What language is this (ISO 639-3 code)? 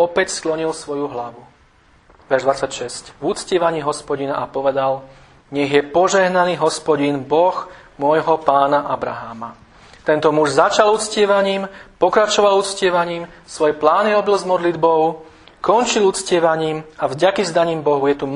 slk